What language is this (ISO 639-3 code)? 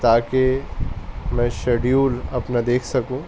urd